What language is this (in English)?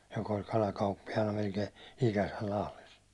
Finnish